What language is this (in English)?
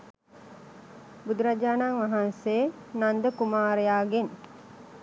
Sinhala